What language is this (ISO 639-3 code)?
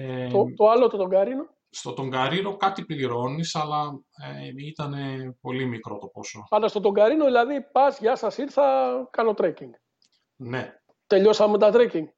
ell